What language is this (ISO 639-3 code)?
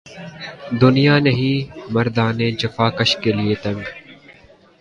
urd